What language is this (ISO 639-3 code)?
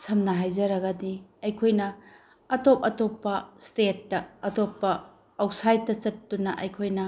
mni